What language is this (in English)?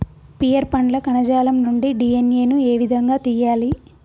Telugu